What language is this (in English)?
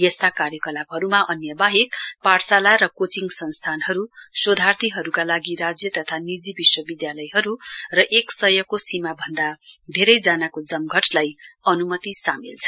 Nepali